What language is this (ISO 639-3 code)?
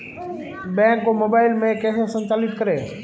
hin